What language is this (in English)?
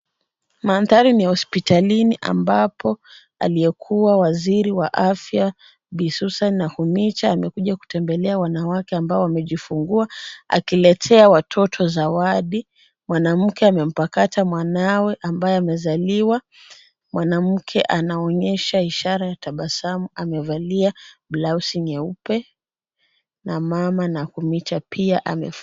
Swahili